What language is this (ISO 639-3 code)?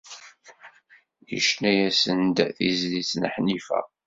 kab